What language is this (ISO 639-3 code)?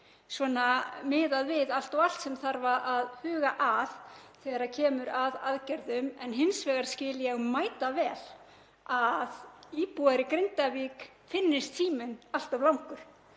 isl